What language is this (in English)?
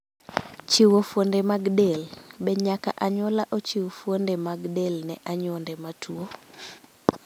Luo (Kenya and Tanzania)